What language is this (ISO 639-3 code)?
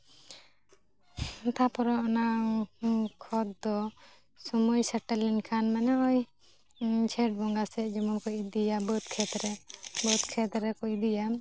sat